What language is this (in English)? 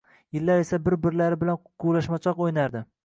Uzbek